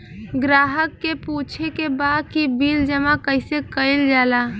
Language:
Bhojpuri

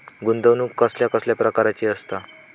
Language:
Marathi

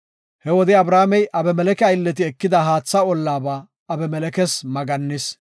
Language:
Gofa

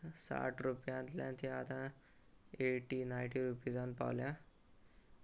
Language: Konkani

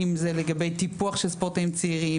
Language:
Hebrew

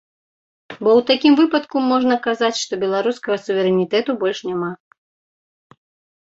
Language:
Belarusian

